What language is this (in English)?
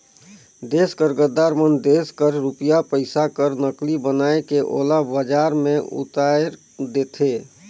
Chhattisgarhi